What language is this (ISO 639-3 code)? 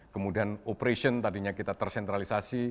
ind